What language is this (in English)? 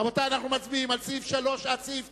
Hebrew